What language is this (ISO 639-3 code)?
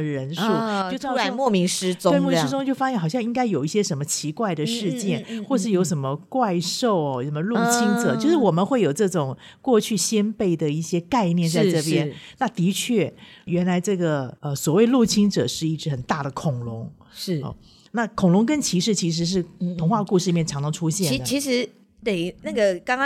zho